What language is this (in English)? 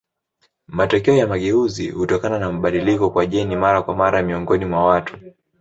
Swahili